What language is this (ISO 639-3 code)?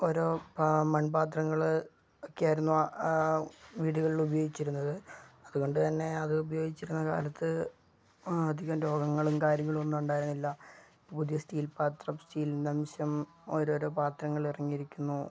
mal